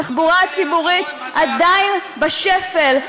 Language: Hebrew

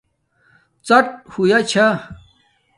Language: Domaaki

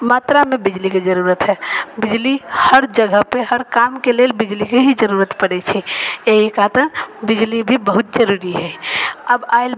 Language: Maithili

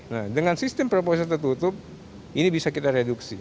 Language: Indonesian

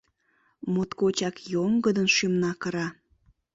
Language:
Mari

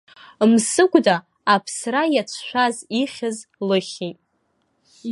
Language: Abkhazian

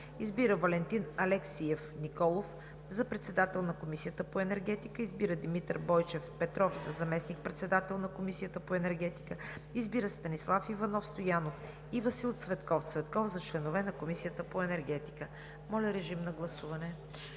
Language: Bulgarian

